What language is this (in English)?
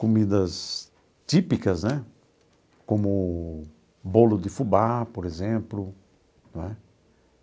Portuguese